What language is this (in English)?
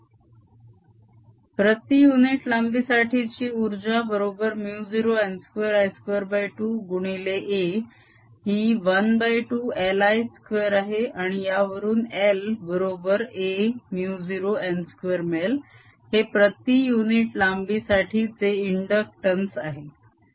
Marathi